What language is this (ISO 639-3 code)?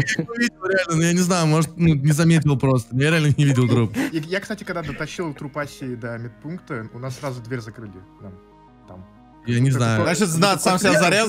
rus